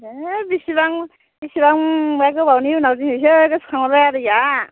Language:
Bodo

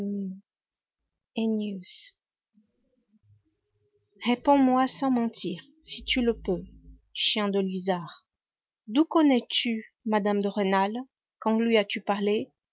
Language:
French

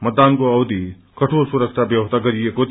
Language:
Nepali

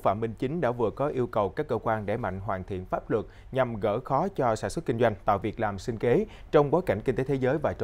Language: Vietnamese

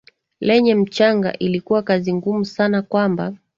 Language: Swahili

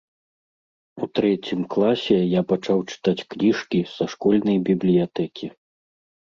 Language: Belarusian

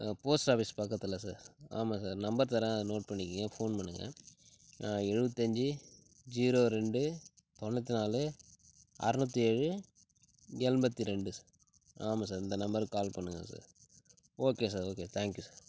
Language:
Tamil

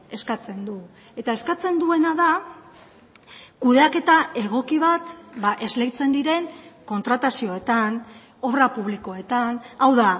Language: Basque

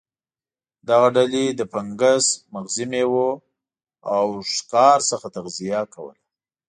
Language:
Pashto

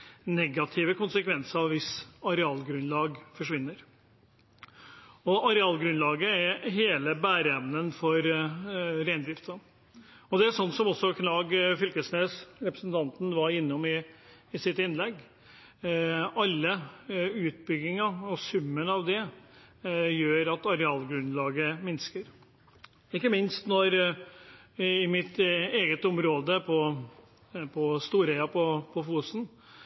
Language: Norwegian Bokmål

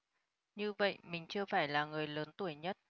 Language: Vietnamese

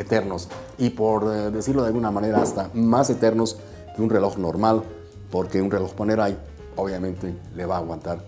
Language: Spanish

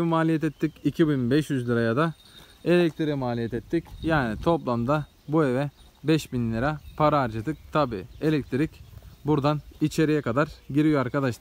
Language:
Turkish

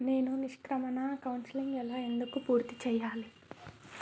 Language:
Telugu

